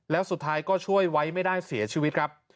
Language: Thai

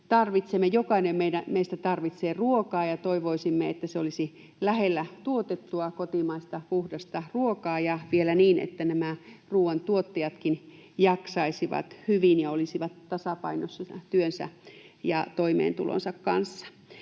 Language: Finnish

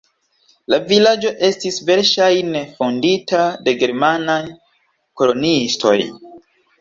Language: Esperanto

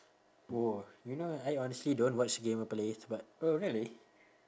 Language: English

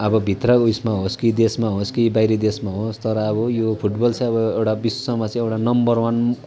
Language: Nepali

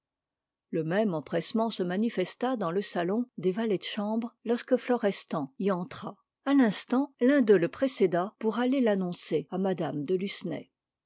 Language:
French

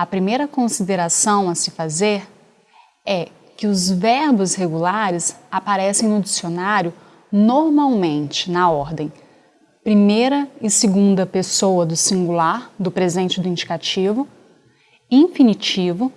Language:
Portuguese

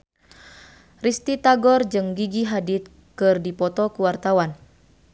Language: Sundanese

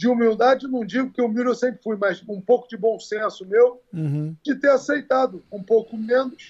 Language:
Portuguese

